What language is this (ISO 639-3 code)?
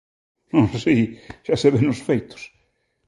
glg